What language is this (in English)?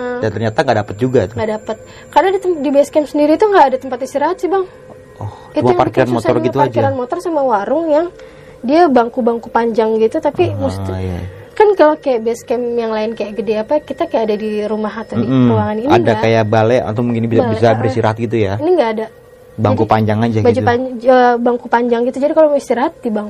Indonesian